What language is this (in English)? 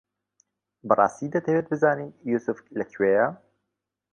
Central Kurdish